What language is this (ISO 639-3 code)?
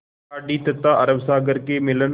hin